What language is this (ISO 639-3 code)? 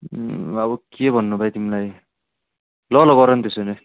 nep